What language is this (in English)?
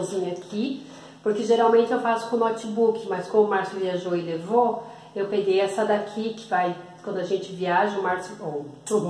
Portuguese